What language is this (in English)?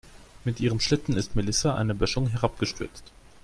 German